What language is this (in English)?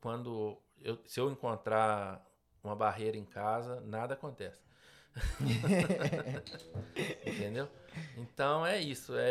Portuguese